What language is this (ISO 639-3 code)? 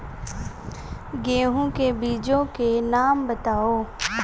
hin